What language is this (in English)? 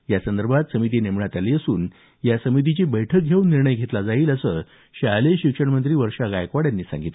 Marathi